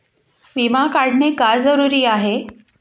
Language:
Marathi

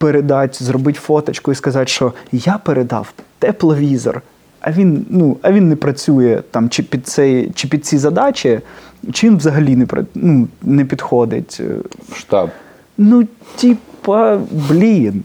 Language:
Ukrainian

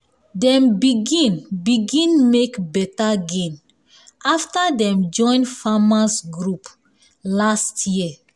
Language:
Nigerian Pidgin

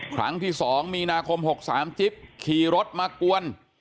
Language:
Thai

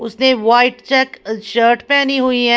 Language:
Hindi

